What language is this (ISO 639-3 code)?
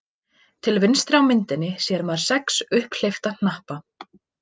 isl